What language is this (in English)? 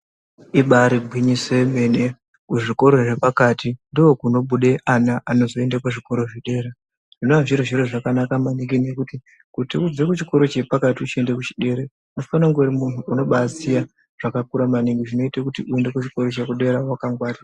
Ndau